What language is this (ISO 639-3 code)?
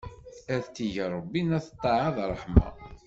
kab